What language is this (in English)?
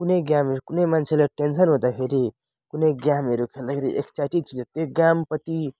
Nepali